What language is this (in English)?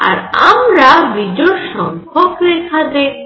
Bangla